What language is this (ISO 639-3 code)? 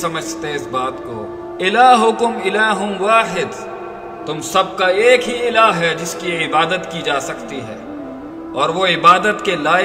urd